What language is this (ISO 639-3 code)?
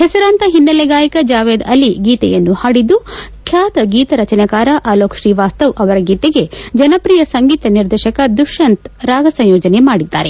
kan